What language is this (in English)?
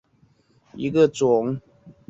Chinese